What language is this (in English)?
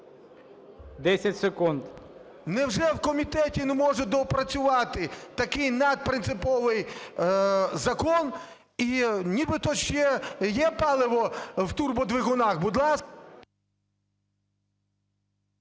Ukrainian